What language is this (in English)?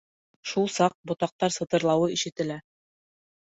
Bashkir